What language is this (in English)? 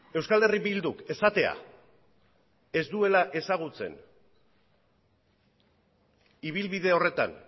Basque